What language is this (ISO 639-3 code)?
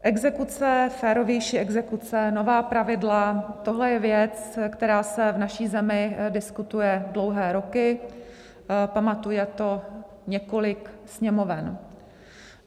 ces